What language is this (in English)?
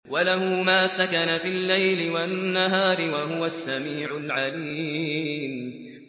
Arabic